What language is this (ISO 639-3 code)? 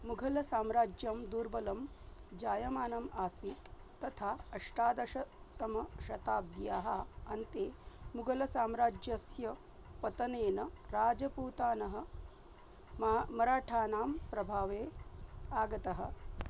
san